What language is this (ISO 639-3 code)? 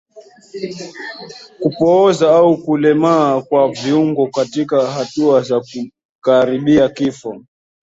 swa